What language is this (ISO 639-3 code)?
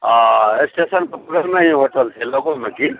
mai